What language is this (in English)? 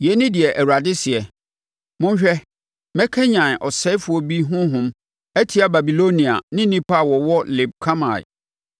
Akan